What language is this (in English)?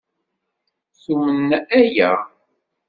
Kabyle